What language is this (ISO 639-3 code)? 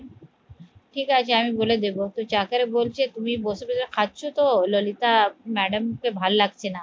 ben